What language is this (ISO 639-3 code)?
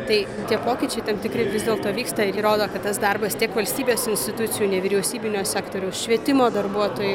lit